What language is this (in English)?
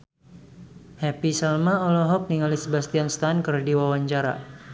Sundanese